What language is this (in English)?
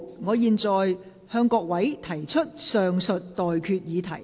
Cantonese